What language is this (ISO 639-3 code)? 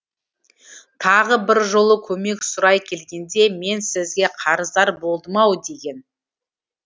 kaz